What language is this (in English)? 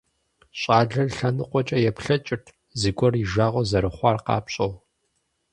Kabardian